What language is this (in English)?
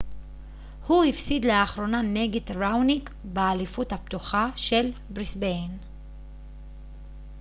Hebrew